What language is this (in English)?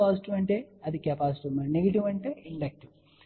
Telugu